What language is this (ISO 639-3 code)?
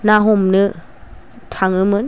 brx